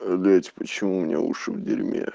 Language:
Russian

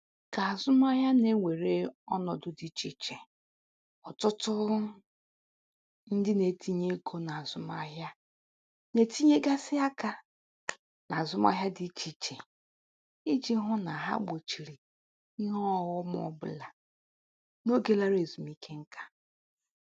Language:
Igbo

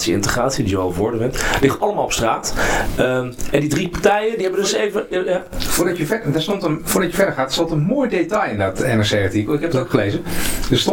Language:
Dutch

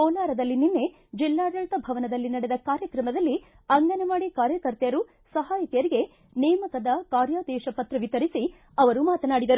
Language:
Kannada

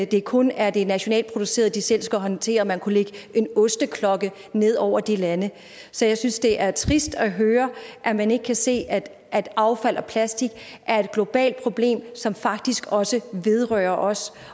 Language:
Danish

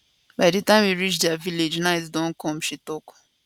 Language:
Nigerian Pidgin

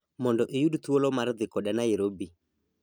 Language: Luo (Kenya and Tanzania)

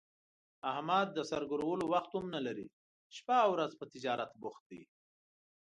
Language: Pashto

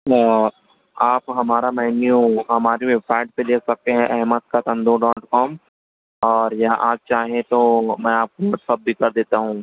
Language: Urdu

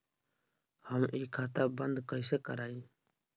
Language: Bhojpuri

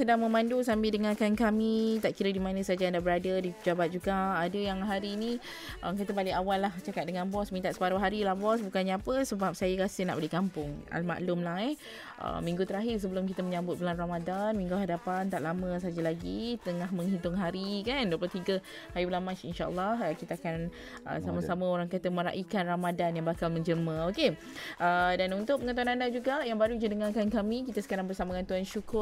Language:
Malay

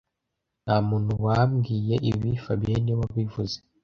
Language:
Kinyarwanda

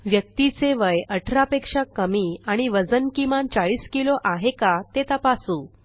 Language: Marathi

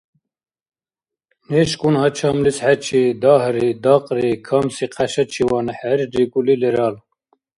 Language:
Dargwa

